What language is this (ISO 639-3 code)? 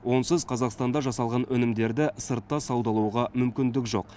kaz